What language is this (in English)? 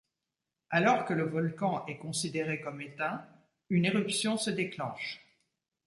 French